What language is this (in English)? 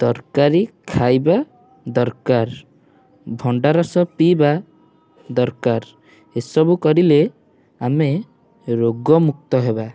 Odia